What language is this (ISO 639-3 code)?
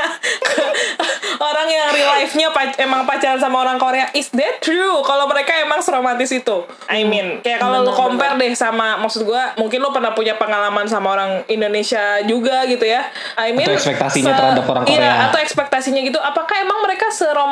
ind